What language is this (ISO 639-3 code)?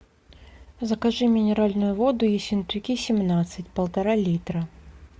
rus